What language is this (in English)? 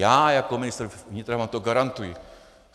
Czech